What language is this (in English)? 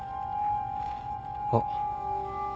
Japanese